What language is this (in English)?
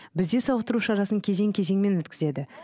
Kazakh